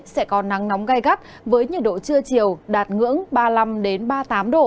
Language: Vietnamese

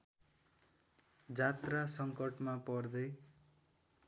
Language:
Nepali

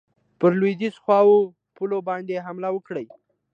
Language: Pashto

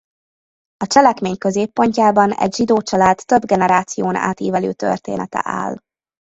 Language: Hungarian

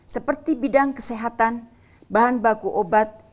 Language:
Indonesian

